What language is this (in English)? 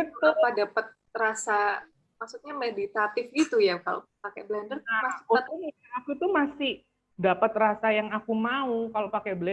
Indonesian